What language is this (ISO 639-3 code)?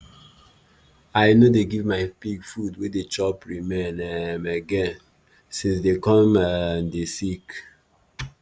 pcm